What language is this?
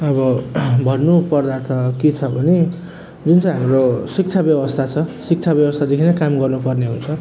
Nepali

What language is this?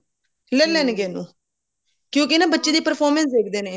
Punjabi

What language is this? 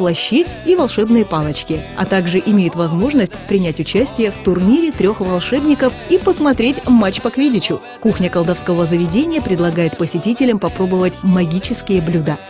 Russian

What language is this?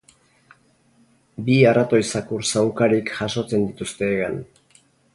Basque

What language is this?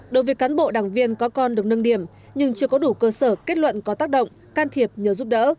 Vietnamese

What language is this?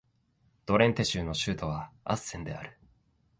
Japanese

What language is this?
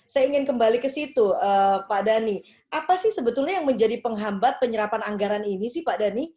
Indonesian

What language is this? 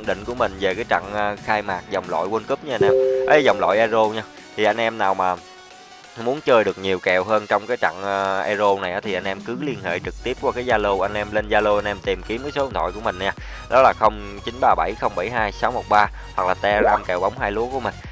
Vietnamese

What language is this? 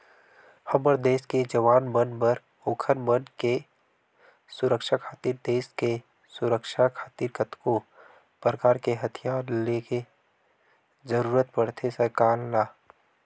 Chhattisgarhi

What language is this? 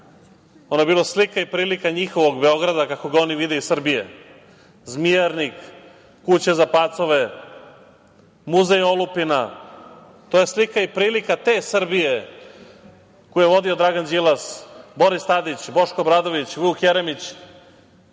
Serbian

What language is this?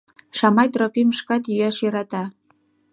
Mari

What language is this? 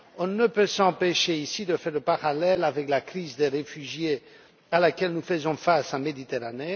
French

